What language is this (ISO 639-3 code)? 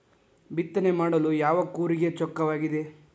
kan